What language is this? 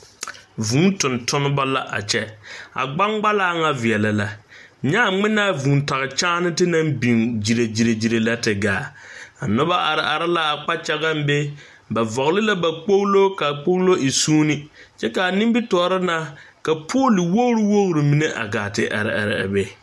Southern Dagaare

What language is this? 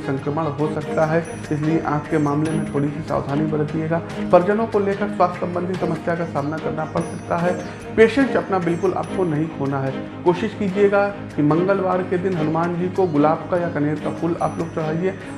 Hindi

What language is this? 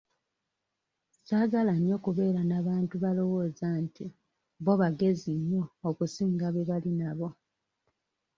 Ganda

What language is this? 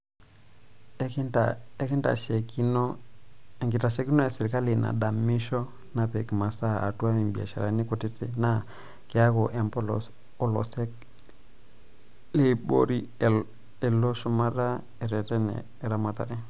Masai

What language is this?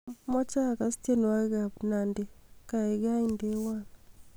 Kalenjin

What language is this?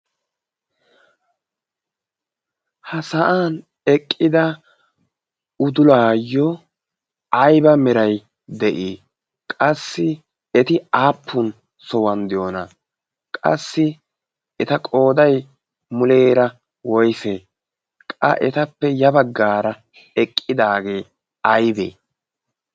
Wolaytta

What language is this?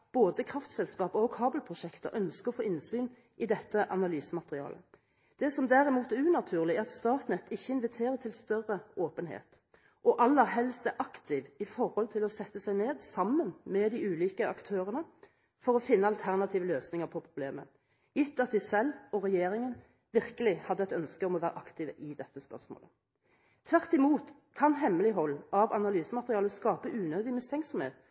Norwegian Bokmål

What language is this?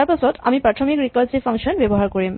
Assamese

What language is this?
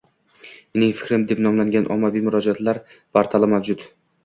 Uzbek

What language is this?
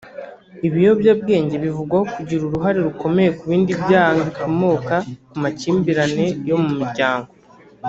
Kinyarwanda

